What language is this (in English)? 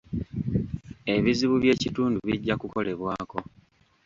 Ganda